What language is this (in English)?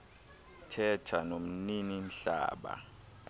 Xhosa